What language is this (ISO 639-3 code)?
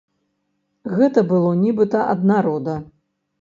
bel